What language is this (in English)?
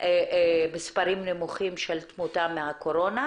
Hebrew